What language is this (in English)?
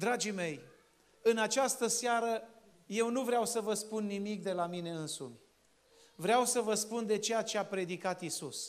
Romanian